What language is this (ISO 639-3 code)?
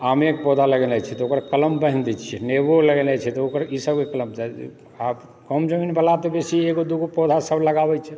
mai